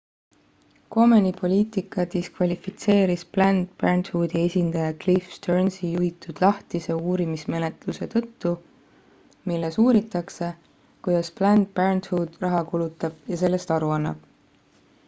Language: Estonian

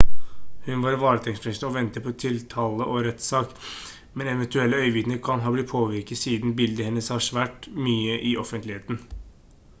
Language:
Norwegian Bokmål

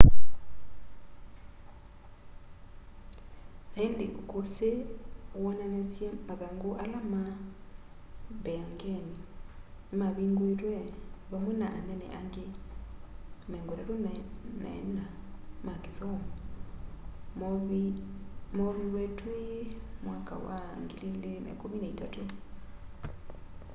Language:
Kamba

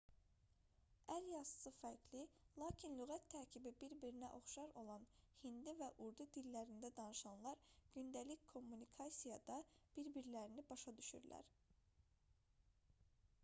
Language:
Azerbaijani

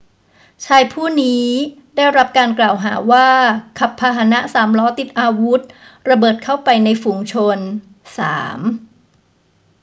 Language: Thai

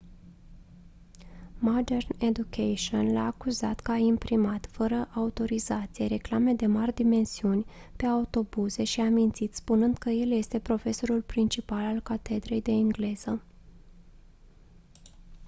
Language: Romanian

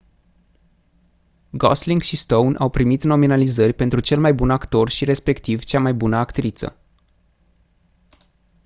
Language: Romanian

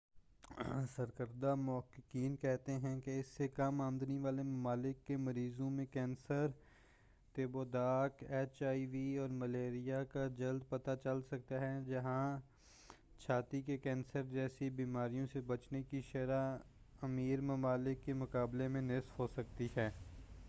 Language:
Urdu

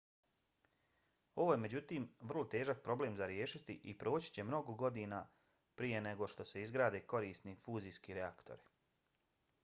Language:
Bosnian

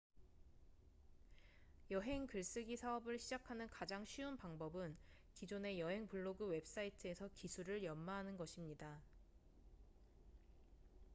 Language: Korean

